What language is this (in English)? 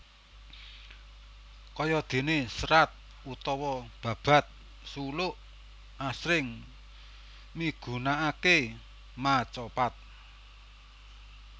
Javanese